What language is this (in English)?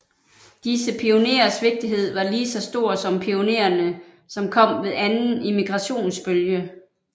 Danish